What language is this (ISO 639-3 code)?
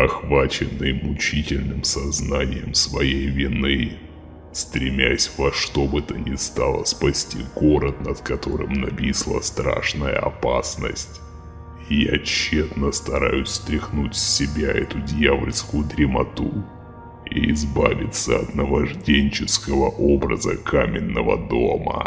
rus